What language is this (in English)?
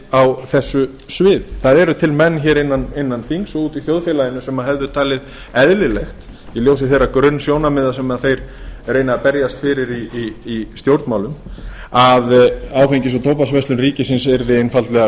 Icelandic